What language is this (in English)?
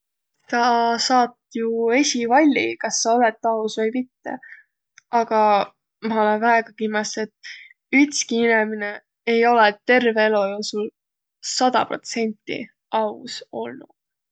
Võro